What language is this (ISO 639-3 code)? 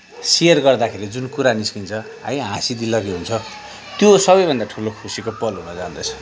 nep